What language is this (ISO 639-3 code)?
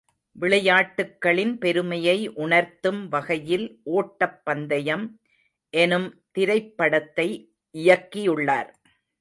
tam